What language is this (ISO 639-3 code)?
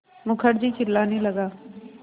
hin